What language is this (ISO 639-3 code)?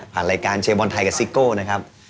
tha